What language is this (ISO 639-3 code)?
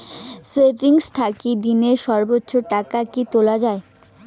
ben